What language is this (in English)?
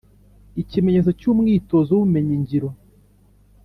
Kinyarwanda